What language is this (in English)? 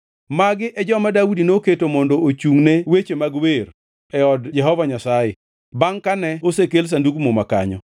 Luo (Kenya and Tanzania)